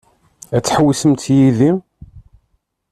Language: Kabyle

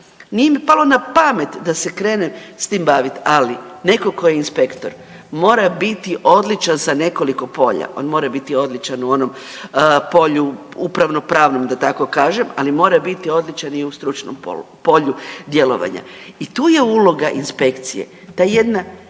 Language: Croatian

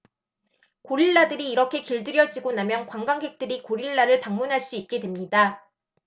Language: Korean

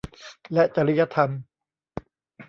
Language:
Thai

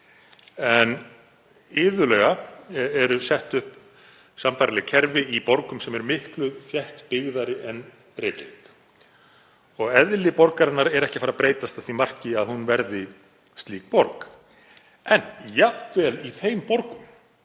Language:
Icelandic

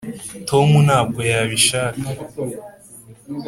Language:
Kinyarwanda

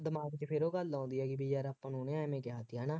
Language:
Punjabi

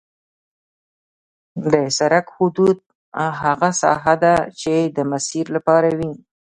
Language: Pashto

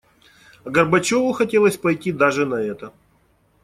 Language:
Russian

